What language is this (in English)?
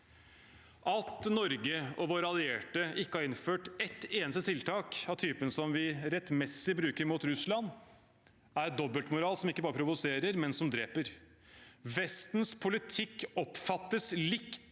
Norwegian